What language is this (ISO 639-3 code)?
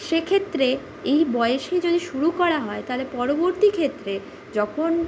ben